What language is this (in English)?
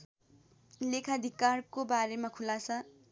Nepali